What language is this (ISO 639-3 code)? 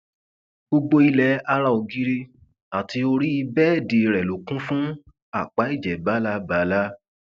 yor